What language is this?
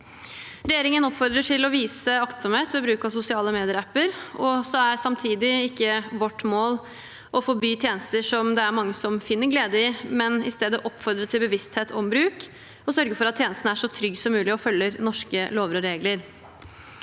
Norwegian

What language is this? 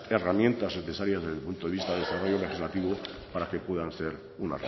Spanish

